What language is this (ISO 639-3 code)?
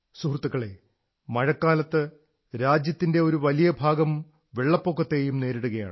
mal